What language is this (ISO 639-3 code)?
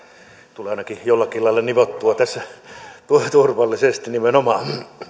fin